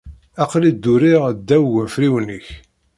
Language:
Kabyle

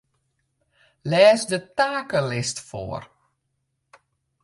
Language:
Western Frisian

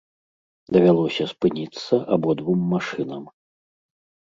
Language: Belarusian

